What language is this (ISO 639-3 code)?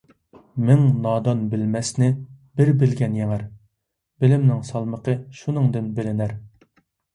uig